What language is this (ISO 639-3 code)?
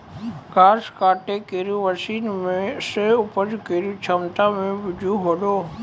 mai